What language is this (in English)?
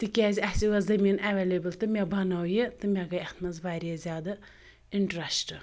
Kashmiri